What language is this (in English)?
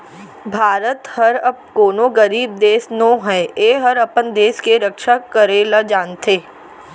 Chhattisgarhi